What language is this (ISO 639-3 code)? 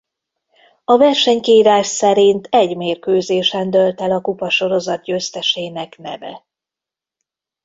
hun